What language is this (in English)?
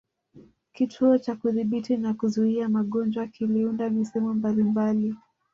Swahili